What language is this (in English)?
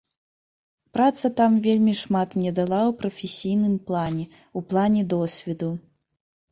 Belarusian